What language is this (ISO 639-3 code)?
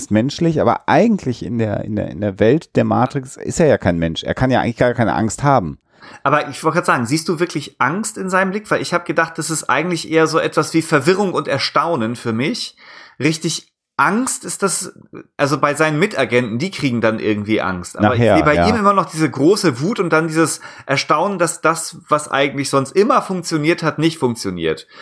deu